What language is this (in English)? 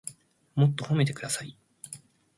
Japanese